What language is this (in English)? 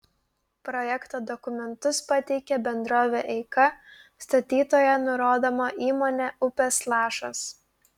Lithuanian